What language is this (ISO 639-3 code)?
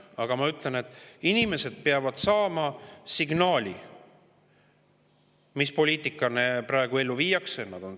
est